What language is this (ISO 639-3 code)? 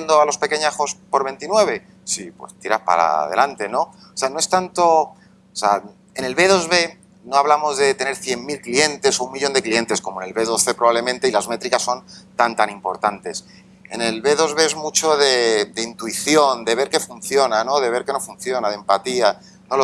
spa